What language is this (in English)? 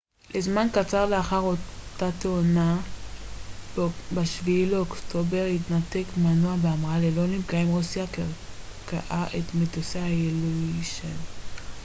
Hebrew